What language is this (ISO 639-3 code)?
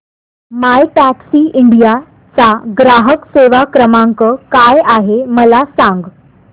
mar